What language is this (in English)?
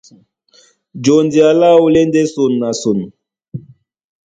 Duala